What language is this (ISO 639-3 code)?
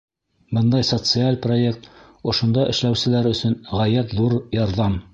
bak